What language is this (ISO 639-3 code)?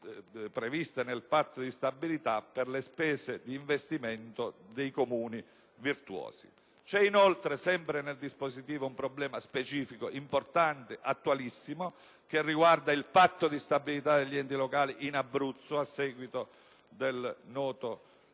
ita